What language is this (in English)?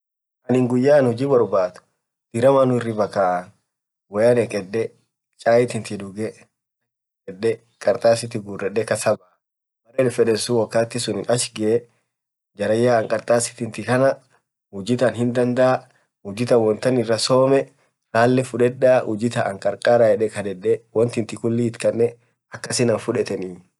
Orma